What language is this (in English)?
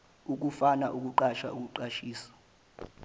Zulu